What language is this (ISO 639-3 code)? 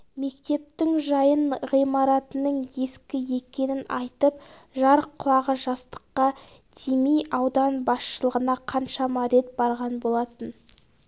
kaz